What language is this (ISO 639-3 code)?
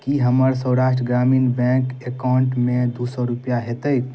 mai